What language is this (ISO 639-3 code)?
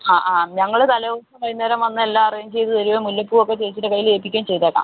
mal